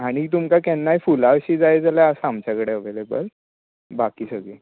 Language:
Konkani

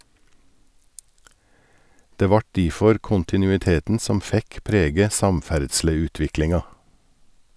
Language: Norwegian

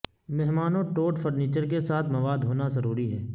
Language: Urdu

